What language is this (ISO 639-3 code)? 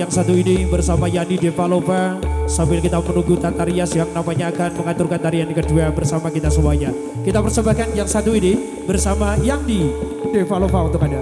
ind